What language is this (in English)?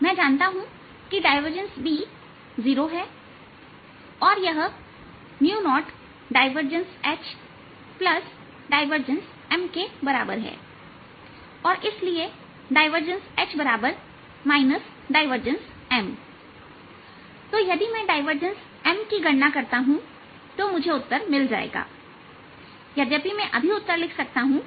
Hindi